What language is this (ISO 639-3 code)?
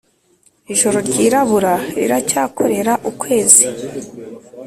kin